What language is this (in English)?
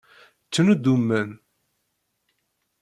Kabyle